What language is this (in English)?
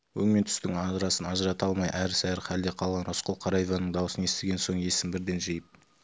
Kazakh